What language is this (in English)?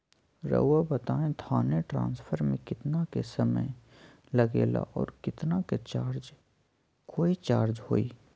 Magahi